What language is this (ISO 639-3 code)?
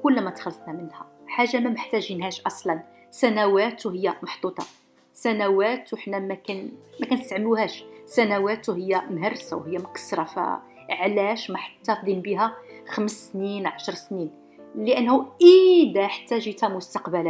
ara